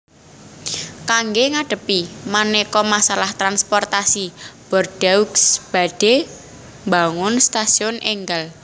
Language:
Javanese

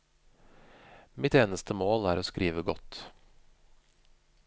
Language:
Norwegian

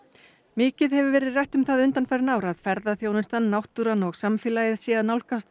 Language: Icelandic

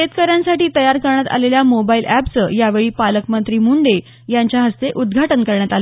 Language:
Marathi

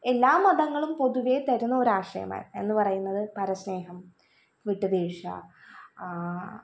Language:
Malayalam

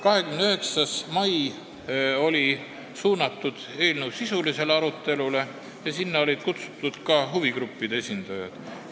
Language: Estonian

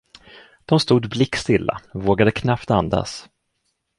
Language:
Swedish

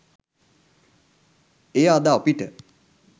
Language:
Sinhala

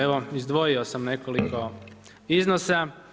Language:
Croatian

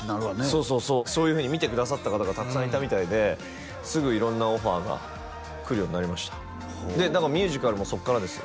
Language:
Japanese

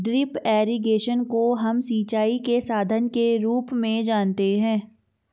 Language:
Hindi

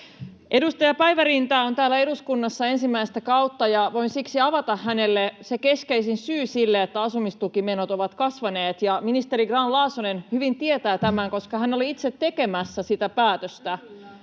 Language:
Finnish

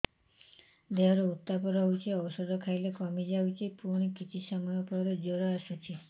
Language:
Odia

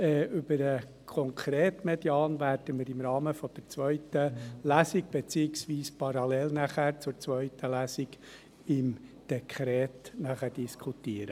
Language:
Swiss German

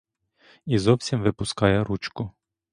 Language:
Ukrainian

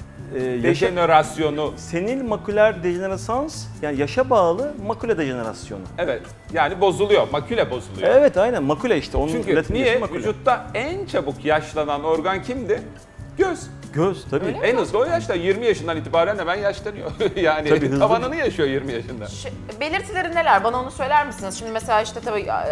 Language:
Turkish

